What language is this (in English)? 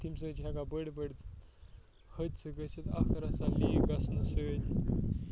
Kashmiri